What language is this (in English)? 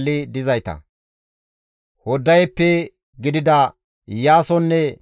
Gamo